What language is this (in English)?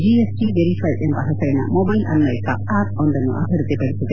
Kannada